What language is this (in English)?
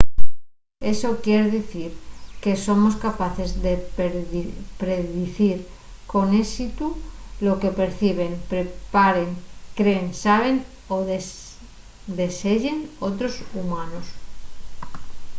Asturian